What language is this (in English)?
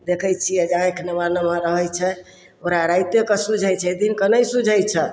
Maithili